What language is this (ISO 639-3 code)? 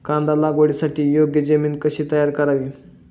mar